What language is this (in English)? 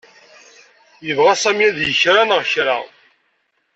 Kabyle